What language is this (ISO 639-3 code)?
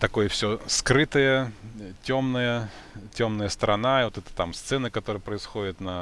rus